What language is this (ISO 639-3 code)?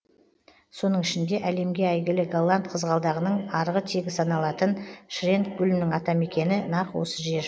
kaz